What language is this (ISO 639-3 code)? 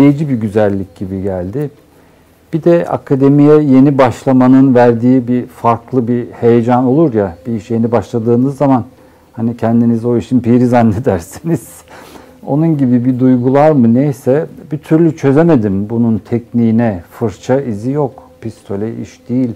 tur